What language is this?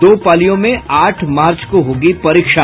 Hindi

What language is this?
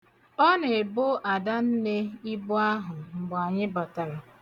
Igbo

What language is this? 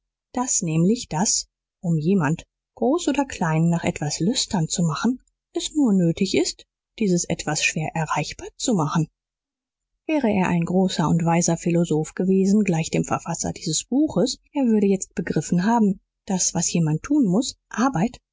German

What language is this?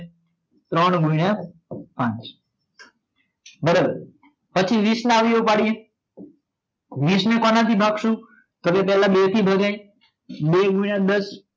Gujarati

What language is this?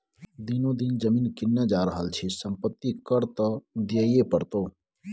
Maithili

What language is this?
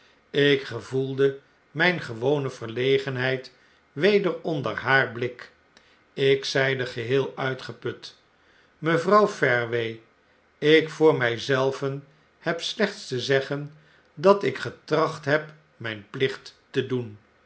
Dutch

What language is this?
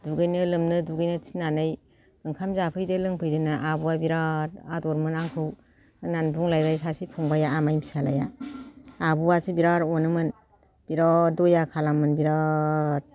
Bodo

